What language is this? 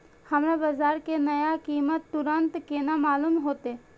Maithili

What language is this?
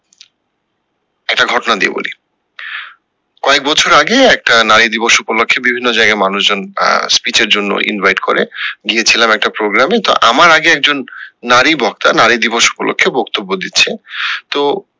Bangla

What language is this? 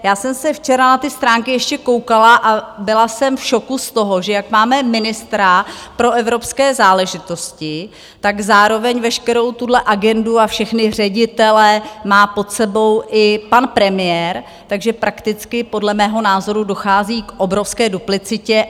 Czech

